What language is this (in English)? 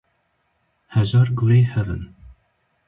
Kurdish